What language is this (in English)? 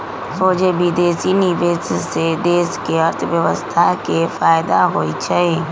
Magahi